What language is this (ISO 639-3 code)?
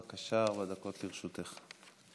heb